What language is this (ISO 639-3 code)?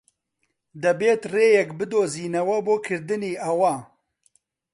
ckb